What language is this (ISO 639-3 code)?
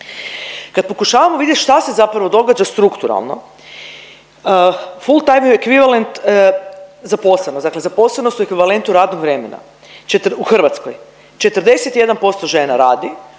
hrv